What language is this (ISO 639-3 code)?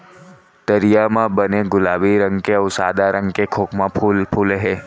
hne